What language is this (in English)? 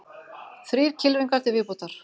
Icelandic